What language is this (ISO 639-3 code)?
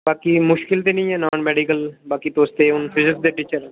doi